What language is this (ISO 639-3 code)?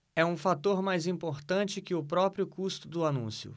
por